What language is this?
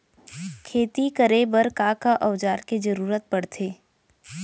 Chhattisgarhi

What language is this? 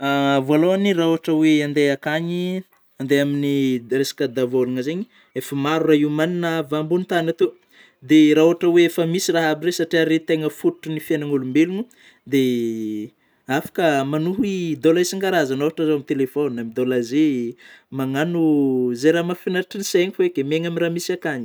Northern Betsimisaraka Malagasy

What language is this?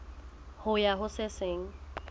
Southern Sotho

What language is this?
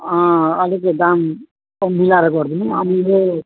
Nepali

